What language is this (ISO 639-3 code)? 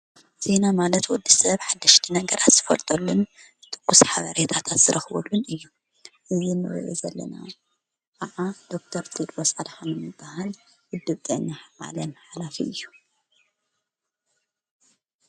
tir